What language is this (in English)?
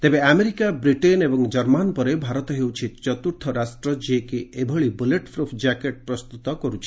Odia